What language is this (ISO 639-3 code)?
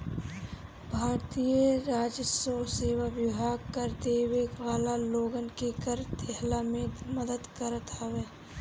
bho